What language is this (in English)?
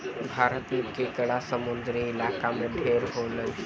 Bhojpuri